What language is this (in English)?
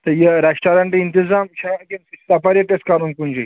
Kashmiri